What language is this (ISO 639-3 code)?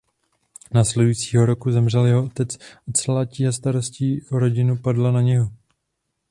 ces